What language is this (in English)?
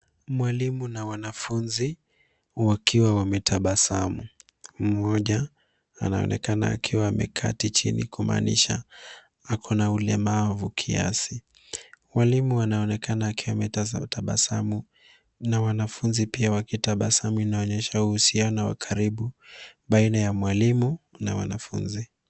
Swahili